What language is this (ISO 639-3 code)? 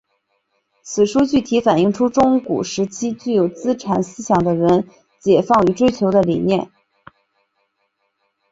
zho